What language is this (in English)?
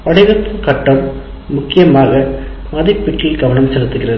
Tamil